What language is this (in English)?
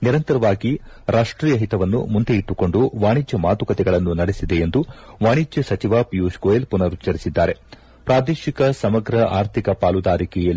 Kannada